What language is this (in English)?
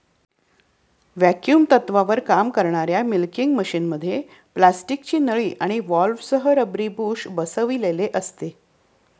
Marathi